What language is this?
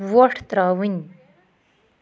Kashmiri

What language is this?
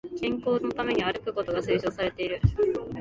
Japanese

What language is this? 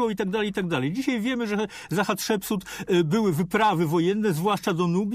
Polish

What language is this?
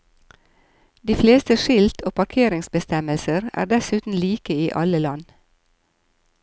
Norwegian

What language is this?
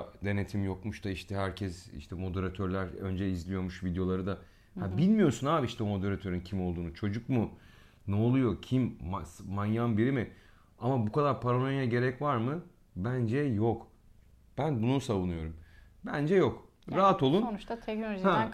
Turkish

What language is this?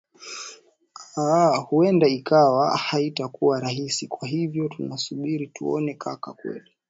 Swahili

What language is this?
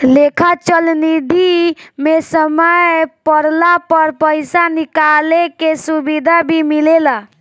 Bhojpuri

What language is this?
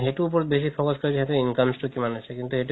Assamese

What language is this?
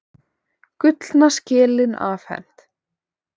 Icelandic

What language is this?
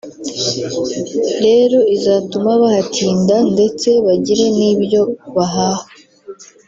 Kinyarwanda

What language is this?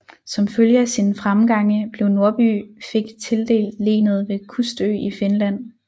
Danish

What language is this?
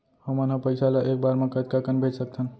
Chhattisgarhi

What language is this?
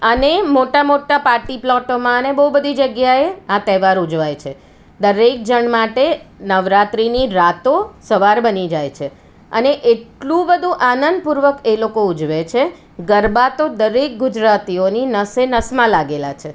Gujarati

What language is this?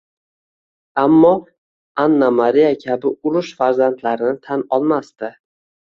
Uzbek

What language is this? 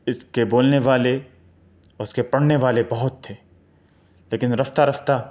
Urdu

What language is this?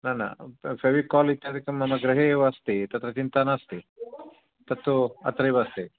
Sanskrit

